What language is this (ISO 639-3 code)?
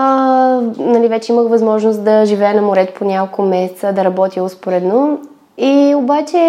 bul